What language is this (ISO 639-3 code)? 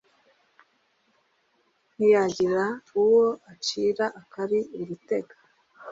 kin